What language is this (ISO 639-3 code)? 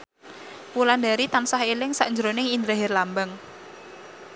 jav